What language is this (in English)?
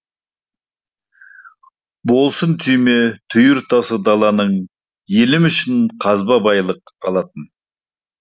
Kazakh